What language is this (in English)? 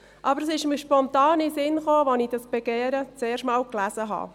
Swiss German